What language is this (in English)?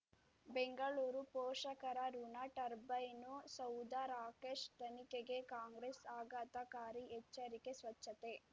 Kannada